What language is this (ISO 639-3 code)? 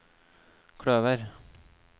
nor